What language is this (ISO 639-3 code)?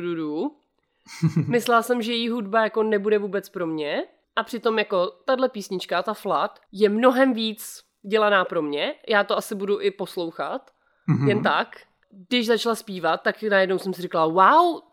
ces